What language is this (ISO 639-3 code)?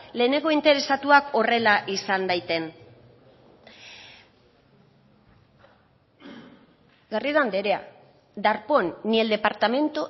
eus